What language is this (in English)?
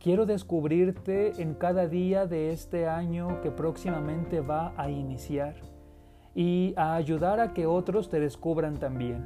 Spanish